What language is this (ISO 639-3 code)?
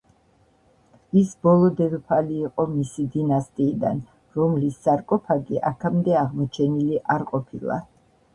kat